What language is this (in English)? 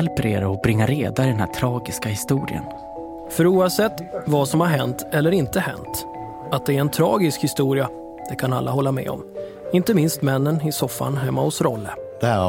Swedish